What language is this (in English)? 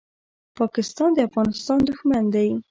Pashto